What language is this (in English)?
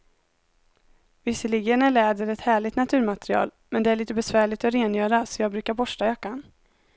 Swedish